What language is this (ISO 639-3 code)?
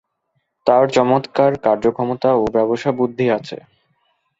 ben